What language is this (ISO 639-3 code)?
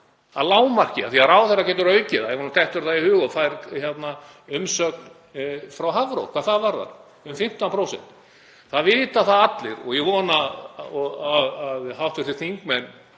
isl